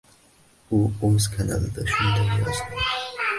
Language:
Uzbek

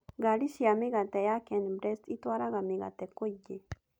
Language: Kikuyu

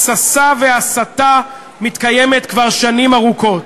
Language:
Hebrew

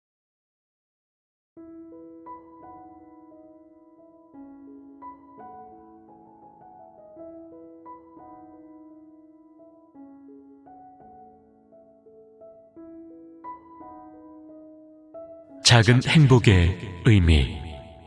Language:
Korean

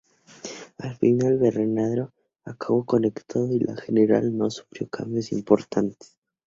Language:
Spanish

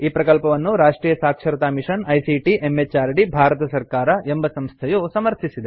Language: Kannada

